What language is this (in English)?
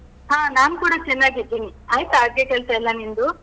Kannada